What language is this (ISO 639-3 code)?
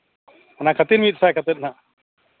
sat